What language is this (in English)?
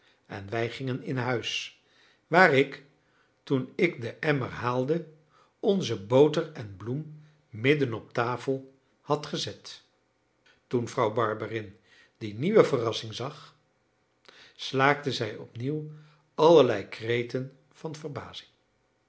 Dutch